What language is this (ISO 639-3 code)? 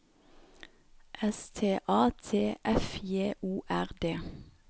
nor